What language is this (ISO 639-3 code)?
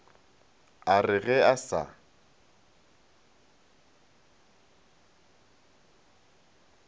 nso